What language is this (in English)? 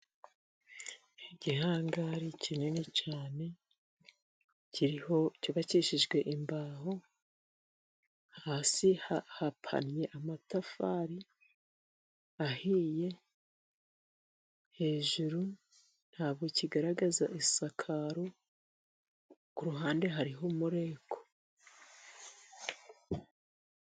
Kinyarwanda